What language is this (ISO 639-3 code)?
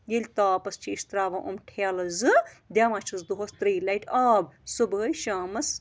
kas